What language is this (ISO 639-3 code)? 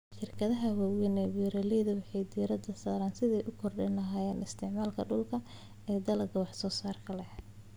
som